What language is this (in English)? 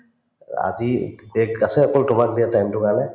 Assamese